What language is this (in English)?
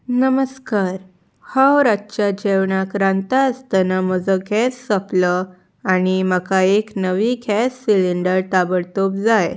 Konkani